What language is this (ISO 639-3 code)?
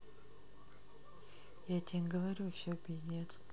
rus